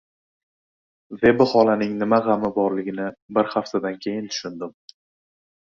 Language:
Uzbek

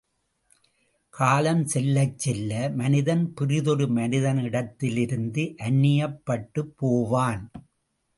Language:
Tamil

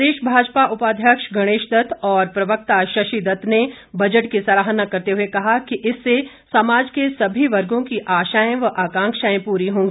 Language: Hindi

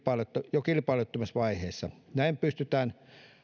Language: Finnish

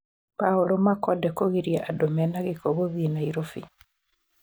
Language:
Kikuyu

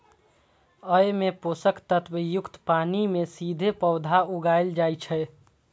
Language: Maithili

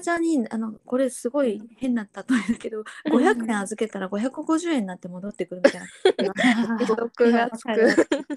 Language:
Japanese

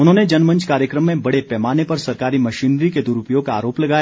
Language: Hindi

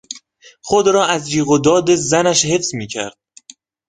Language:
Persian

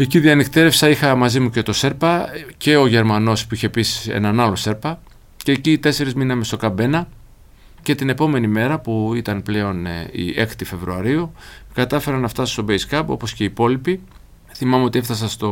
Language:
Greek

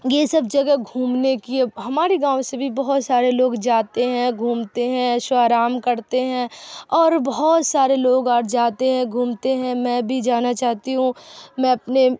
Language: Urdu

